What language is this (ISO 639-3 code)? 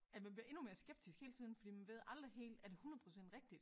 dan